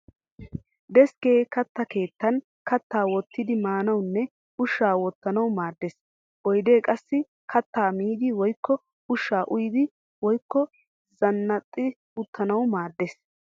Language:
Wolaytta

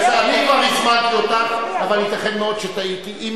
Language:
Hebrew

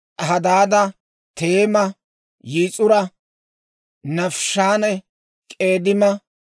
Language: Dawro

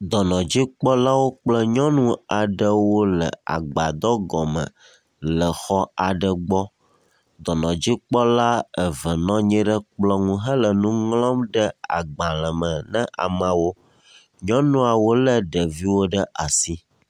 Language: Ewe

